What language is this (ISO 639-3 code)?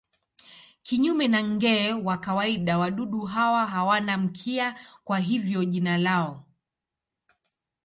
swa